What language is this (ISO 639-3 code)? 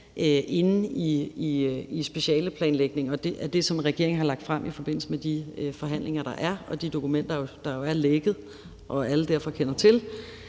dan